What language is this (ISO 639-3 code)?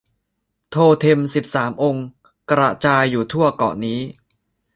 tha